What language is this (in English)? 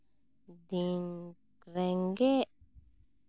Santali